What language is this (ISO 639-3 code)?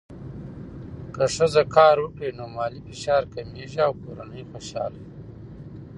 pus